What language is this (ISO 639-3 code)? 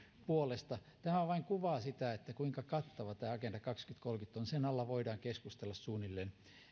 fin